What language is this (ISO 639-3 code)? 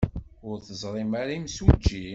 kab